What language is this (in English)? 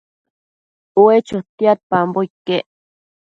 Matsés